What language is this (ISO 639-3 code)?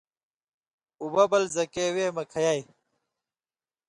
mvy